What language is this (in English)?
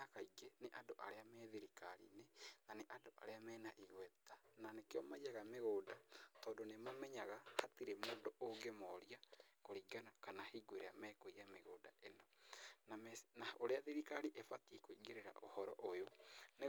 Kikuyu